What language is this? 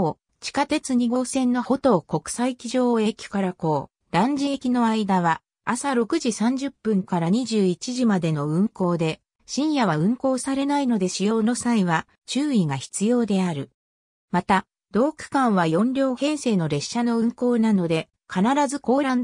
Japanese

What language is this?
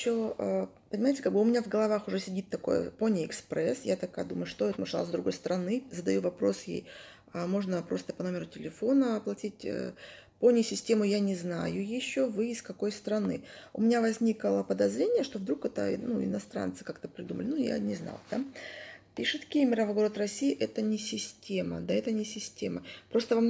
Russian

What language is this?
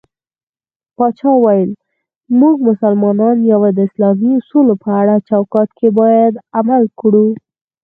Pashto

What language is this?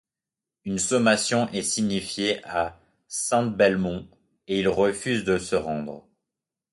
French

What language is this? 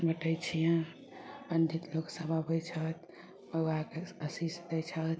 Maithili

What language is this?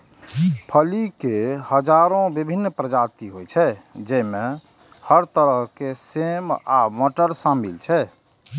Maithili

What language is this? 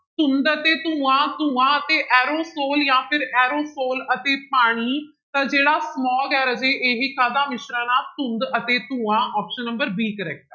Punjabi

